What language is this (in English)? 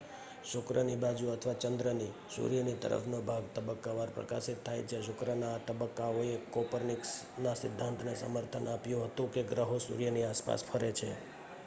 Gujarati